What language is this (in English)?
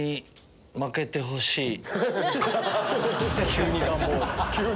Japanese